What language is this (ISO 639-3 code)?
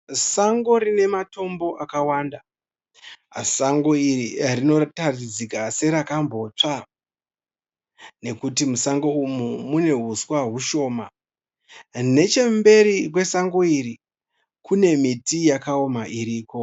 sna